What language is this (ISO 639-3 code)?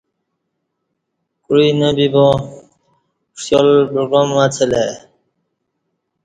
bsh